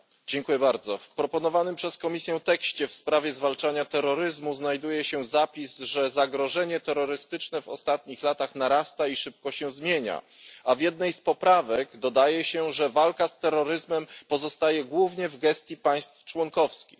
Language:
Polish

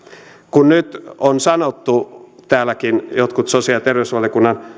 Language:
Finnish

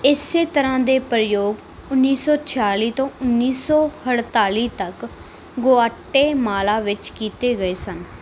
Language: Punjabi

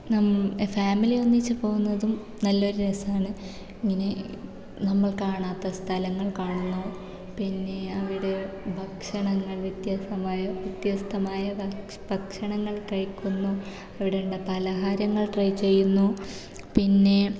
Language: Malayalam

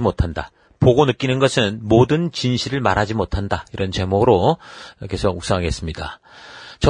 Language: Korean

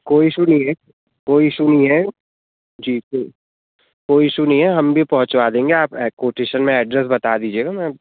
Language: Hindi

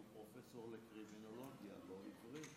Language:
Hebrew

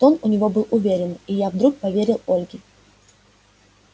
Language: Russian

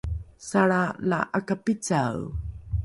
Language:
Rukai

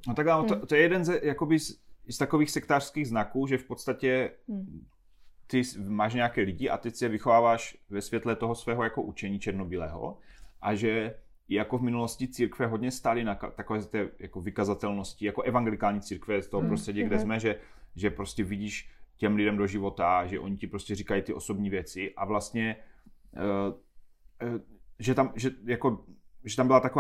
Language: Czech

